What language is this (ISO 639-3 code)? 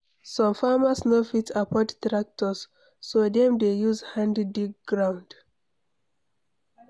pcm